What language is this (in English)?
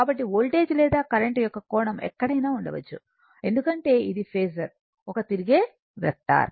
Telugu